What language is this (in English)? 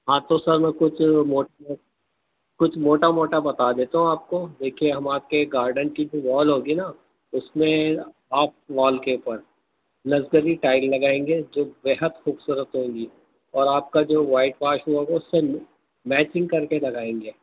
Urdu